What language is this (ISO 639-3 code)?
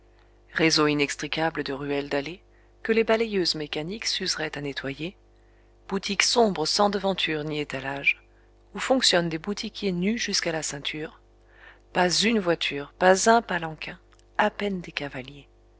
fra